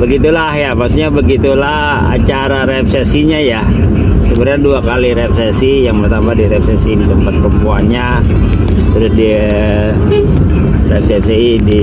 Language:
Indonesian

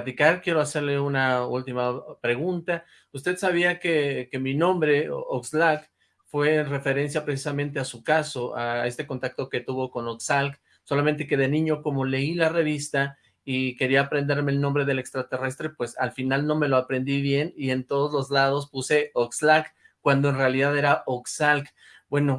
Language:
Spanish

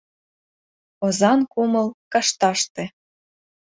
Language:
Mari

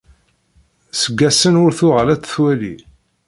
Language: Kabyle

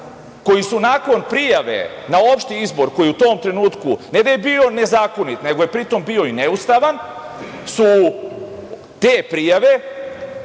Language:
Serbian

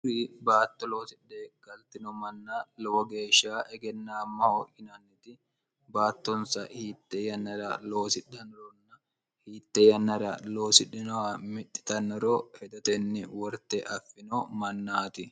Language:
Sidamo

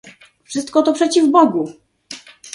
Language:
Polish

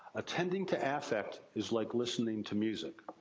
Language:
English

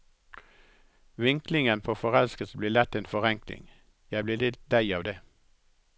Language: Norwegian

